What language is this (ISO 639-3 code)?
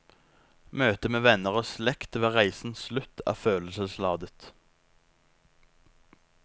nor